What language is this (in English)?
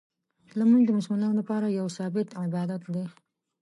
Pashto